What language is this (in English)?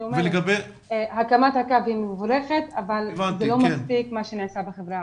Hebrew